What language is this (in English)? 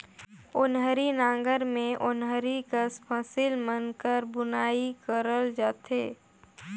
Chhattisgarhi